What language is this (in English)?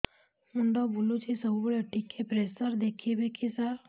Odia